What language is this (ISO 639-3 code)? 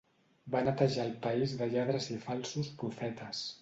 cat